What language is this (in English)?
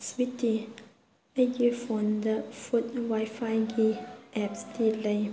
Manipuri